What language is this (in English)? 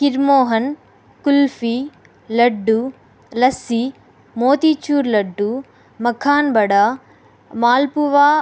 Telugu